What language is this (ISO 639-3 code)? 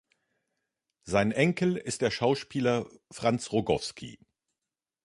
deu